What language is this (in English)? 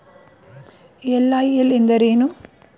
Kannada